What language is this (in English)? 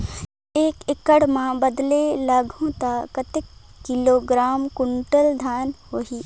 Chhattisgarhi